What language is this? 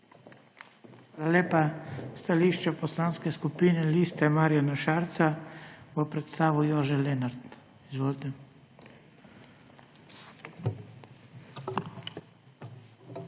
Slovenian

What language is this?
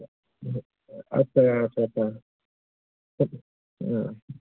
Bodo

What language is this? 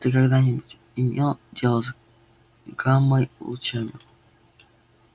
Russian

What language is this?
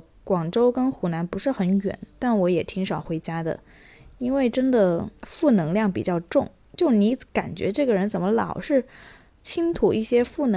Chinese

